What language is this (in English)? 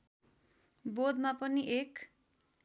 Nepali